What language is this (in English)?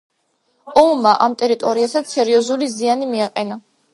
Georgian